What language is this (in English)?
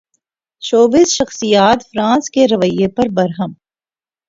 Urdu